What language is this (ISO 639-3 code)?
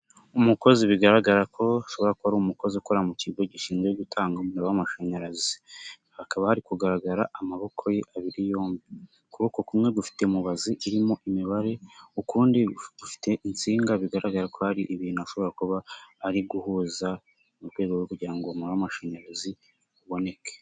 kin